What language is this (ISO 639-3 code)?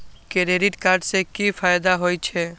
mai